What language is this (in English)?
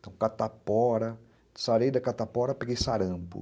Portuguese